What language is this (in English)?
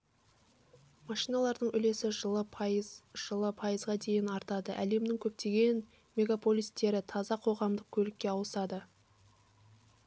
Kazakh